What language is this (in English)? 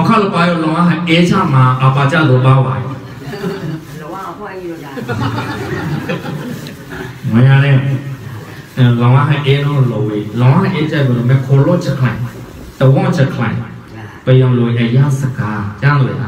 Thai